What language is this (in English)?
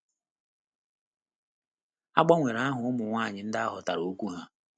Igbo